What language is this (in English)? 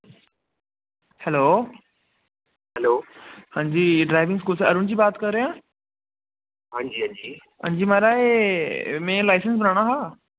Dogri